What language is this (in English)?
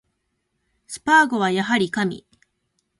Japanese